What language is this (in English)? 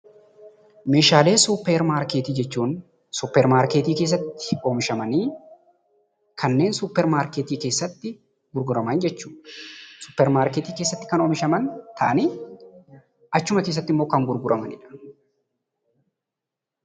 Oromo